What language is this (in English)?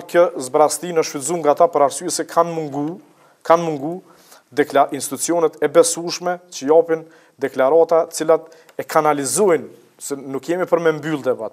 Italian